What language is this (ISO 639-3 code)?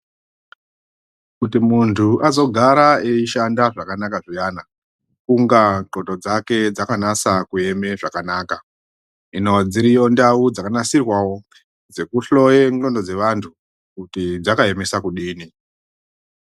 ndc